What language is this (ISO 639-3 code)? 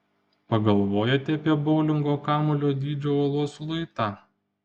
lit